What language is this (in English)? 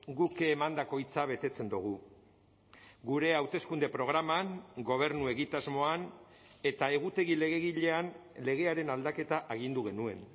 Basque